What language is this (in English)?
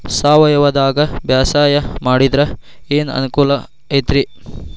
Kannada